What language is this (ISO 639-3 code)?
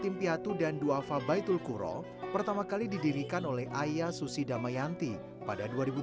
ind